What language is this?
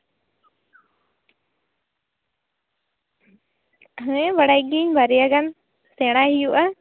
Santali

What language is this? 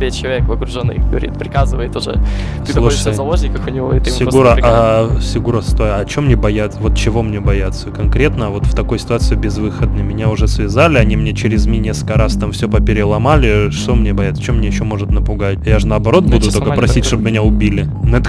Russian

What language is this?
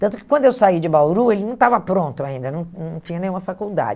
Portuguese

